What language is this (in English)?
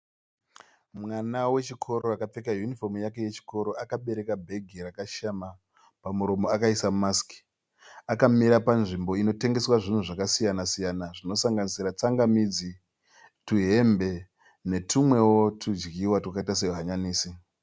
Shona